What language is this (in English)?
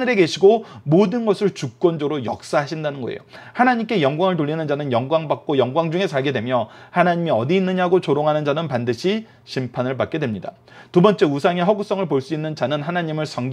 Korean